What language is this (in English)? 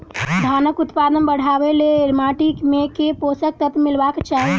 Maithili